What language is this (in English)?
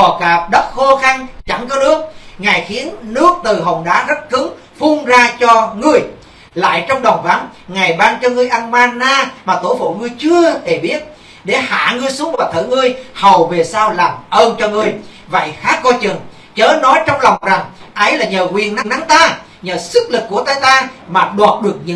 Vietnamese